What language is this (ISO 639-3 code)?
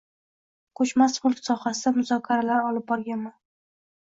uzb